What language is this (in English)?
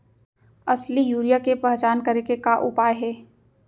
Chhattisgarhi